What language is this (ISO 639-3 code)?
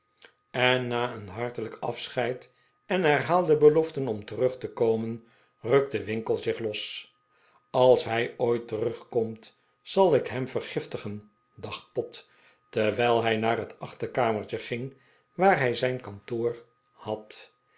nld